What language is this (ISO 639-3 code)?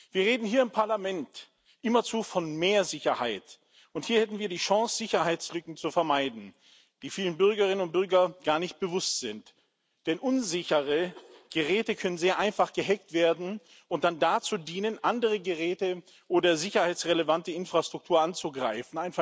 deu